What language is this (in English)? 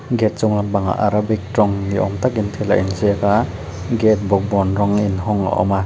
Mizo